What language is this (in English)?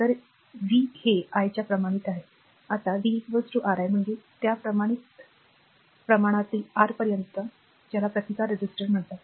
Marathi